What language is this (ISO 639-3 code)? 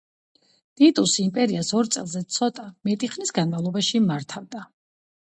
kat